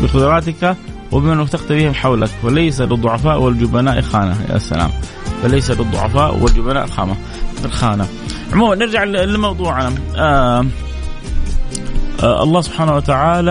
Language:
Arabic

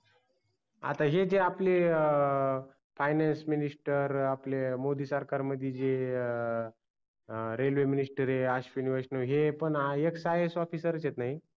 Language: Marathi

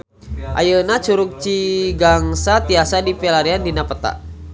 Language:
Sundanese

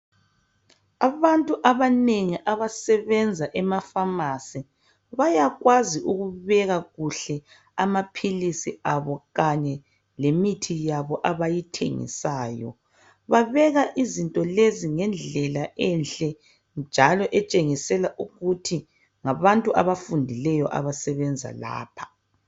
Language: North Ndebele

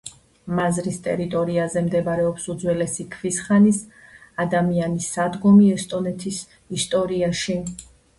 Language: Georgian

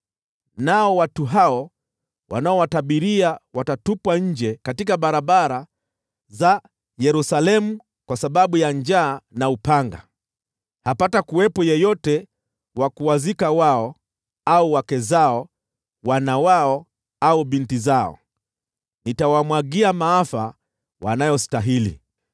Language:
Swahili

